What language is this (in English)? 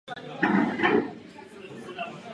Czech